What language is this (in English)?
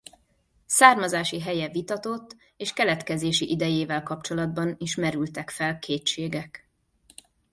Hungarian